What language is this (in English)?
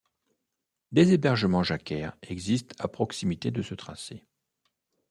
French